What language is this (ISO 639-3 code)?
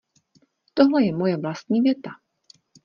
ces